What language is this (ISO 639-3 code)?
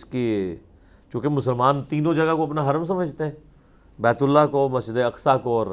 urd